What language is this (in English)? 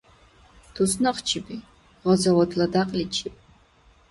Dargwa